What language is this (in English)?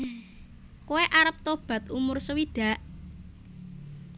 Javanese